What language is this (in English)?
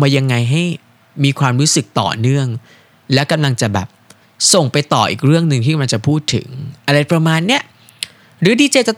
Thai